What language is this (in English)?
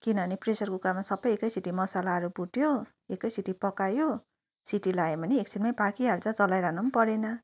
Nepali